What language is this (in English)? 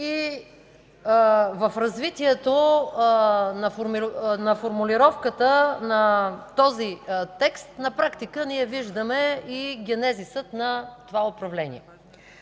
Bulgarian